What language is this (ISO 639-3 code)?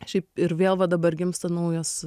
lit